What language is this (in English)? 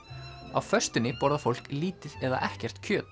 Icelandic